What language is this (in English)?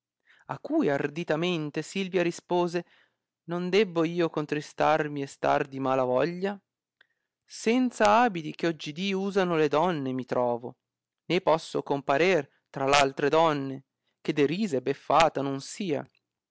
Italian